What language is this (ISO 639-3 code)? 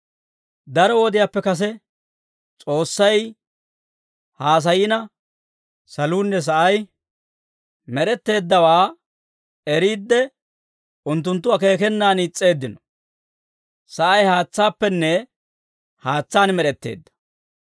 dwr